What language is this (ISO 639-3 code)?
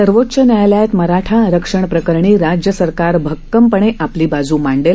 mar